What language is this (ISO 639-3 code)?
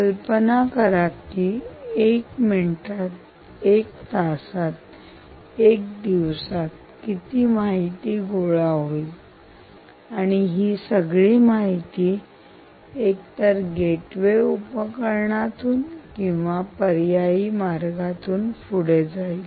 mar